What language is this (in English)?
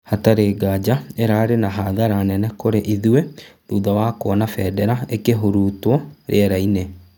Kikuyu